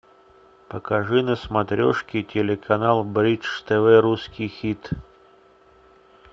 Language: Russian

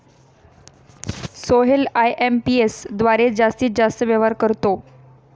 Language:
Marathi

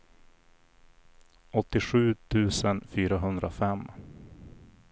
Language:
Swedish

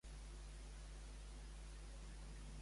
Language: Catalan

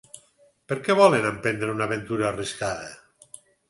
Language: Catalan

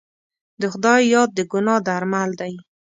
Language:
Pashto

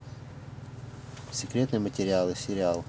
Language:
Russian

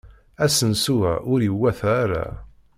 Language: Kabyle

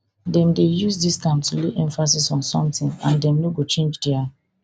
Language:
Nigerian Pidgin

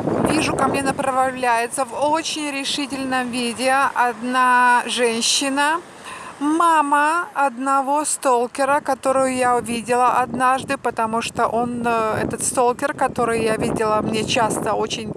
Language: Russian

